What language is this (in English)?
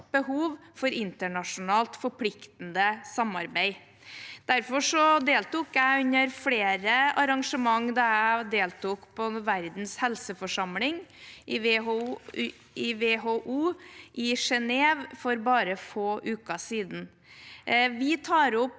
Norwegian